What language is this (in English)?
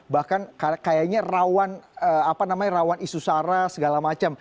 Indonesian